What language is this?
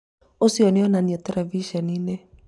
Kikuyu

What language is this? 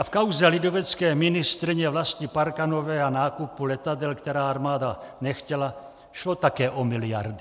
Czech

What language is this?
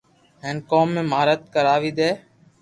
Loarki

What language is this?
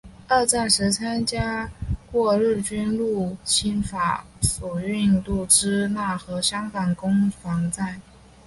Chinese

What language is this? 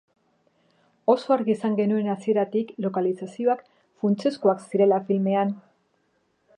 Basque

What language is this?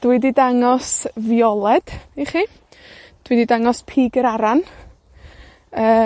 Welsh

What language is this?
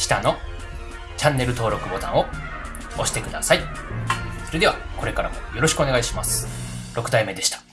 Japanese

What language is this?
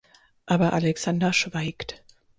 German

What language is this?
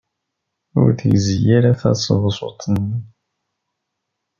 Kabyle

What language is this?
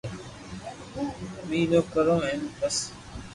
Loarki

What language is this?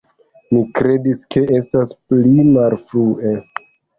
Esperanto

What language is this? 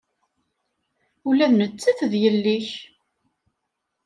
Kabyle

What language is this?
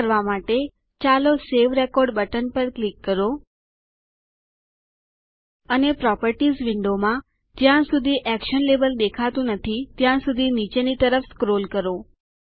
Gujarati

